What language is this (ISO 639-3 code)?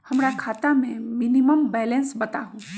mag